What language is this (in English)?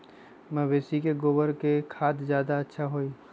Magahi